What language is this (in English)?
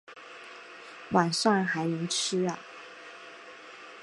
Chinese